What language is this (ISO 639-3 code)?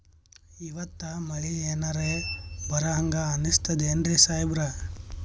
kan